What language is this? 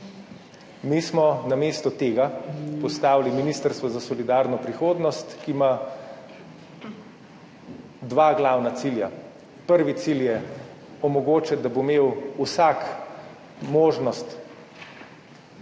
Slovenian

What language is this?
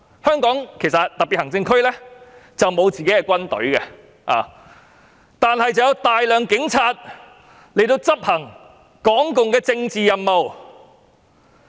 Cantonese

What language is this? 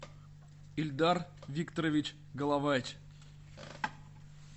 Russian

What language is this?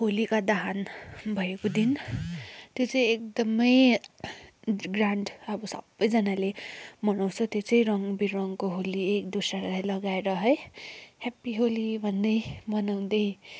Nepali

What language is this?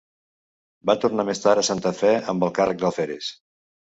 Catalan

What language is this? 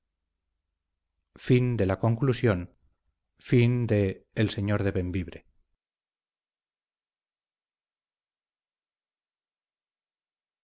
Spanish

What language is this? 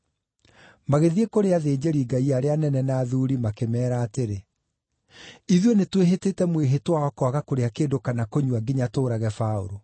Kikuyu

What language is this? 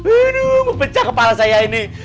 Indonesian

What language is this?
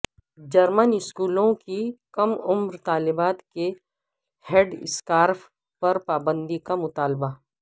Urdu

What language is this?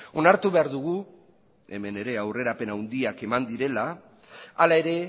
Basque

